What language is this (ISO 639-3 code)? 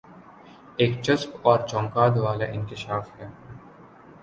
urd